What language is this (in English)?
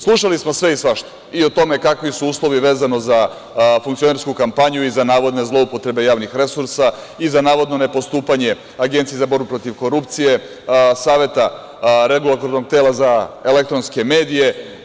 Serbian